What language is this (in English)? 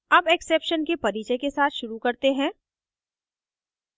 Hindi